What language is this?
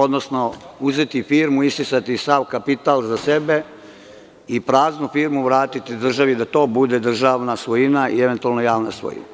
Serbian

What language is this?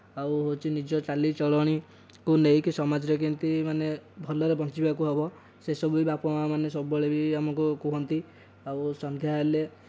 Odia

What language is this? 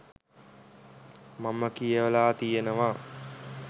Sinhala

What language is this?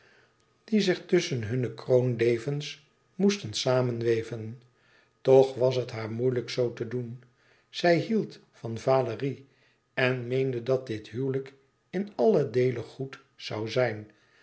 Dutch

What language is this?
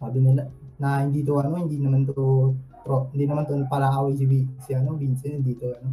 Filipino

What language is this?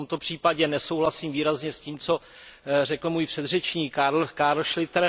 Czech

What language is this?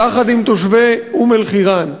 Hebrew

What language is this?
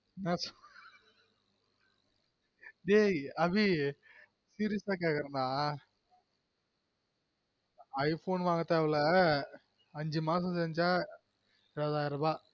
Tamil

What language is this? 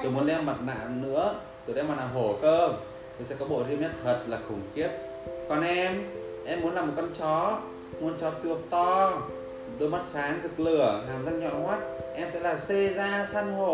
Vietnamese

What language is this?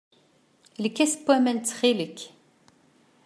Kabyle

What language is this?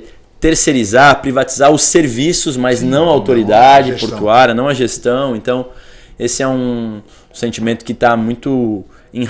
Portuguese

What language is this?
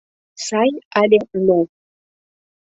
Mari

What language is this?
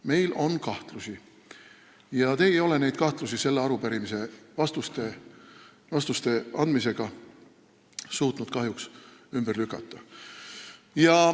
Estonian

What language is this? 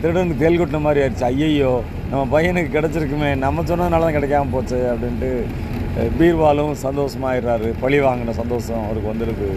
Tamil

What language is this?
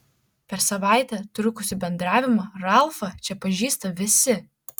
Lithuanian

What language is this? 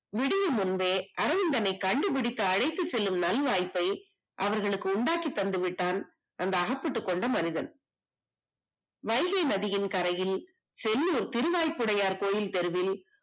Tamil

